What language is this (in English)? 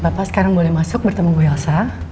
Indonesian